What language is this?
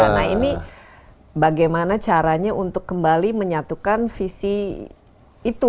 Indonesian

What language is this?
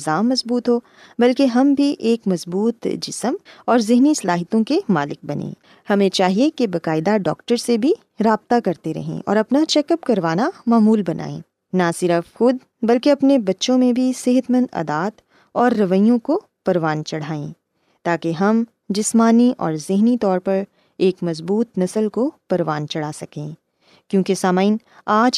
Urdu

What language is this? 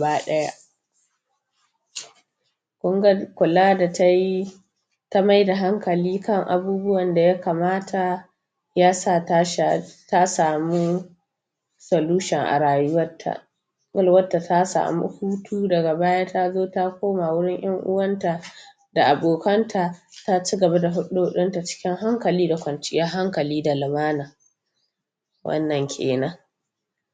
Hausa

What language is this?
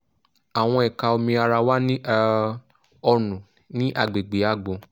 Yoruba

